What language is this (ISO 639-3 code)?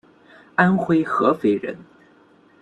zho